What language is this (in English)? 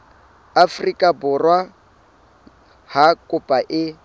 Southern Sotho